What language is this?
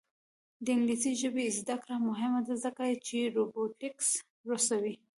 Pashto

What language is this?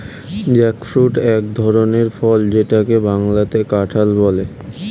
Bangla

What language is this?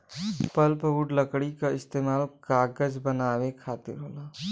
Bhojpuri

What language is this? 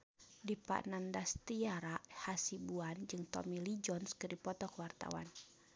Sundanese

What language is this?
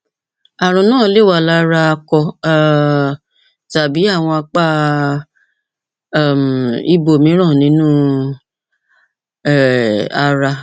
Yoruba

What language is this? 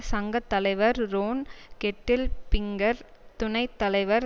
Tamil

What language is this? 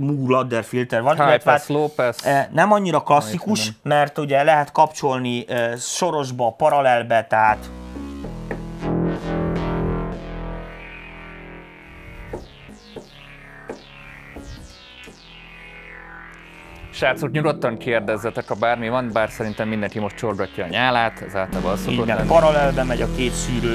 Hungarian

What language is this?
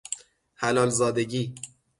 Persian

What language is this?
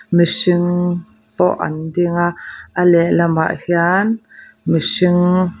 Mizo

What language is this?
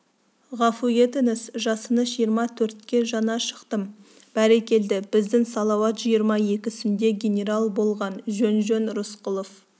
Kazakh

